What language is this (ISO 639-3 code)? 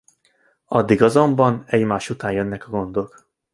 hun